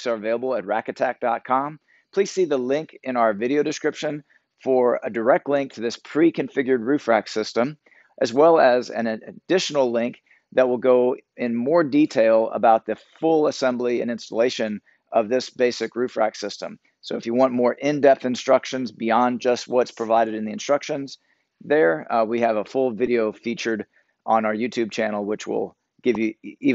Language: English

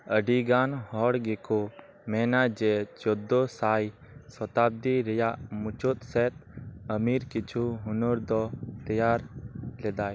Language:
Santali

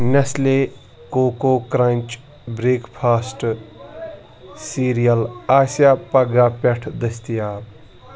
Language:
Kashmiri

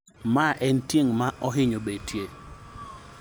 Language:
Luo (Kenya and Tanzania)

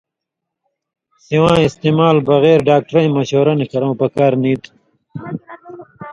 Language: Indus Kohistani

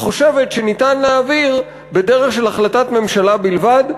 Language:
Hebrew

